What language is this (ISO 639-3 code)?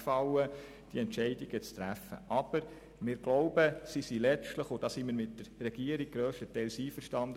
gsw